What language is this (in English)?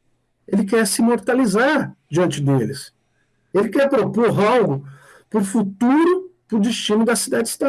Portuguese